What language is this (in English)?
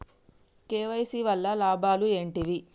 Telugu